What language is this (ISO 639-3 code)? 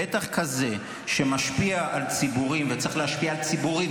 heb